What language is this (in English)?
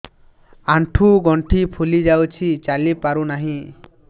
Odia